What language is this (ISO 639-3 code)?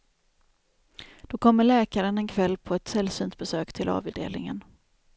swe